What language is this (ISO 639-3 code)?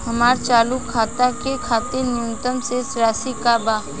bho